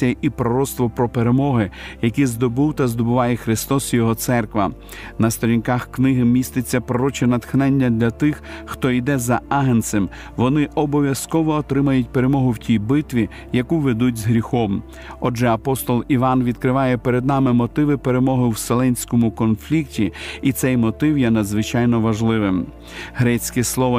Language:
Ukrainian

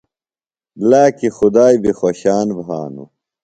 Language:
Phalura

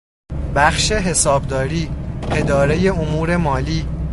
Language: Persian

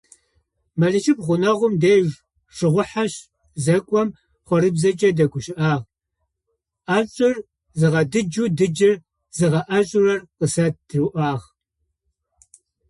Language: Adyghe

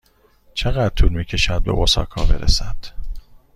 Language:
Persian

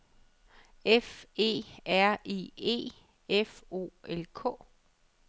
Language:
Danish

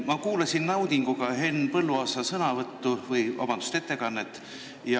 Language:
Estonian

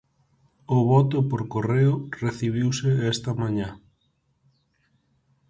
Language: Galician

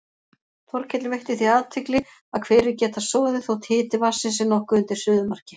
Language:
Icelandic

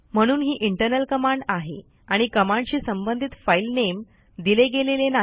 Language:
Marathi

